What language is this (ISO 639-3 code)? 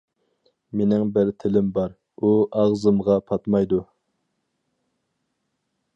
uig